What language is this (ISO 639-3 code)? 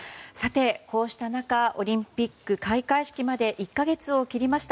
jpn